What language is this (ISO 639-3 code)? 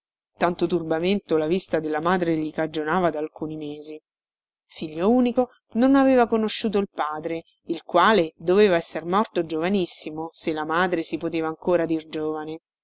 ita